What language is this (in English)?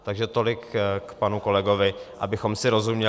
Czech